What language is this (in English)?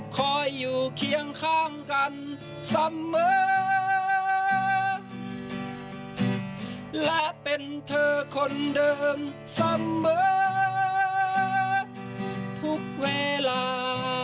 Thai